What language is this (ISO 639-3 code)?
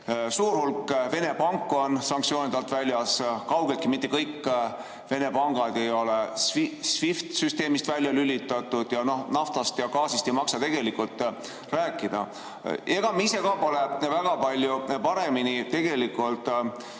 est